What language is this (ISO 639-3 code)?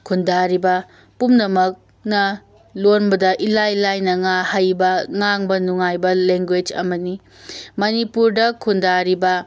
mni